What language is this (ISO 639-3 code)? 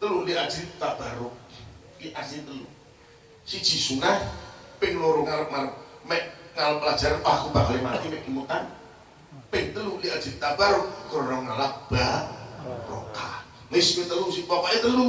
ind